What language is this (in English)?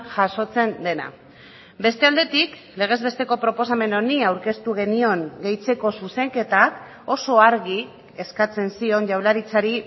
Basque